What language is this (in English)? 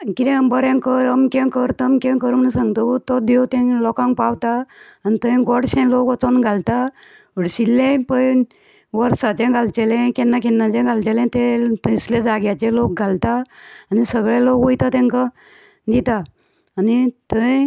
Konkani